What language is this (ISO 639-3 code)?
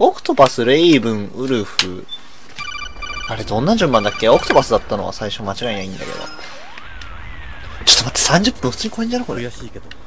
jpn